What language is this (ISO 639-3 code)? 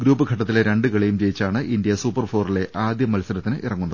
mal